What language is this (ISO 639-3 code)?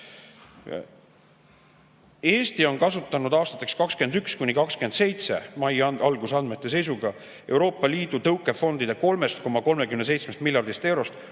est